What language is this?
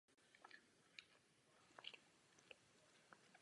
Czech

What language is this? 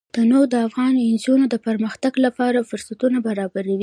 Pashto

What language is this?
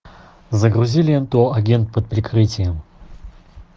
Russian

